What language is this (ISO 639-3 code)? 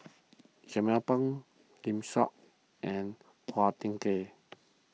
eng